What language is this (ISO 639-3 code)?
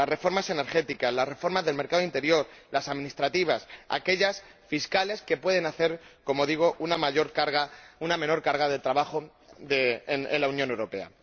spa